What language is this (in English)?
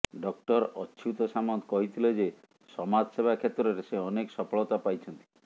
Odia